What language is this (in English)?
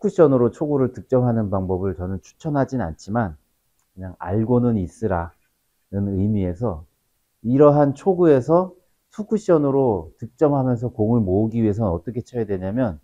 Korean